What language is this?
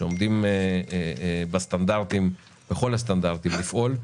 Hebrew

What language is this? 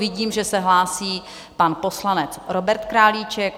Czech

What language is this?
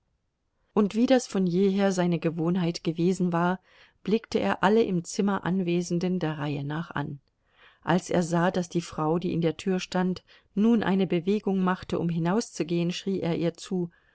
German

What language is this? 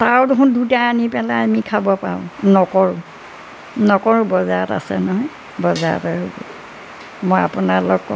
Assamese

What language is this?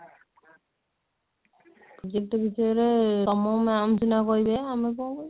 Odia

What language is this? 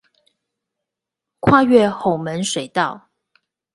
Chinese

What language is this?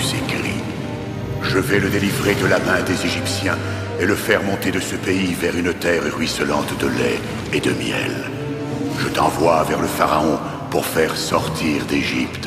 French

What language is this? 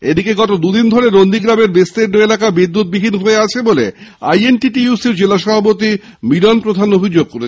Bangla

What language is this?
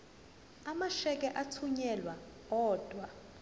Zulu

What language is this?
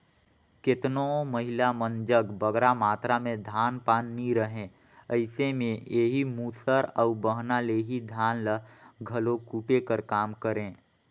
Chhattisgarhi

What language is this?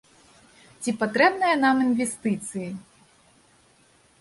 Belarusian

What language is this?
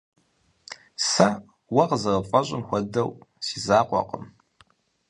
Kabardian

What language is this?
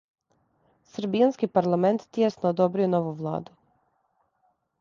Serbian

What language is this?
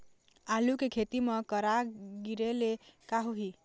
Chhattisgarhi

